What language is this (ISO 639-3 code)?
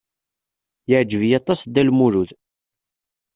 kab